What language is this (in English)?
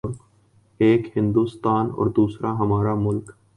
Urdu